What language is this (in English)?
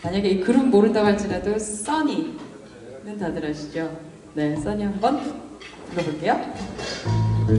Korean